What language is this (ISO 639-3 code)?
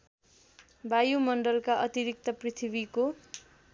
nep